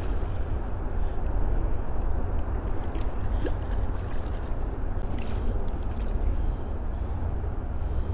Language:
English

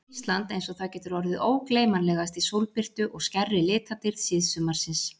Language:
Icelandic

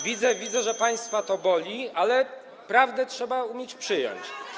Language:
Polish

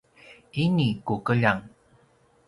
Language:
Paiwan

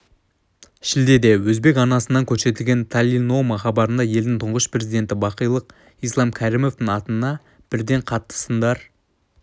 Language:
Kazakh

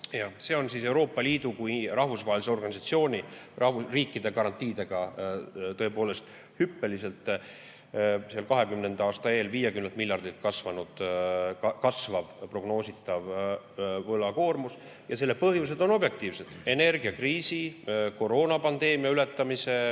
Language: Estonian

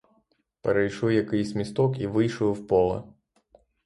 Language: Ukrainian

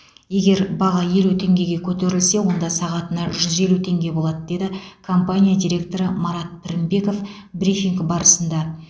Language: Kazakh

